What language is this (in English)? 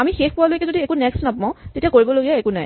Assamese